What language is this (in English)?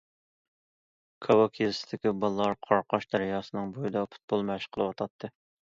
Uyghur